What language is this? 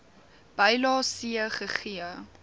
Afrikaans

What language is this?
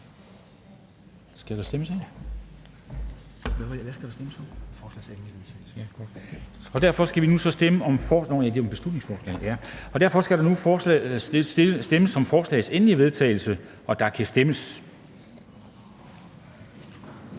Danish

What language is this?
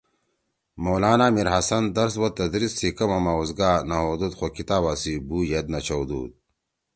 Torwali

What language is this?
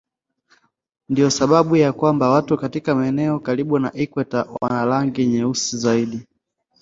Swahili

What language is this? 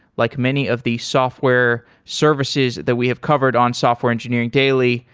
English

